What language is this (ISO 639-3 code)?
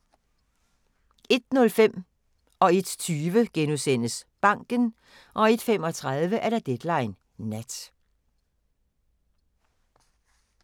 dan